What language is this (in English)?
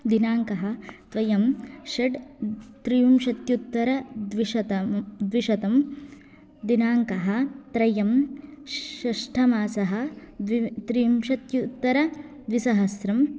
Sanskrit